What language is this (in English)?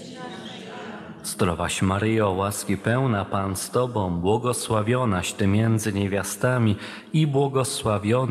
Polish